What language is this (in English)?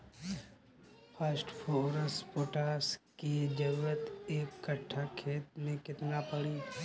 Bhojpuri